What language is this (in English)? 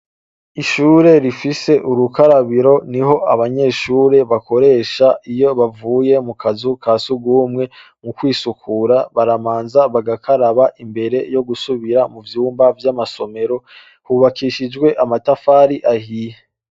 Rundi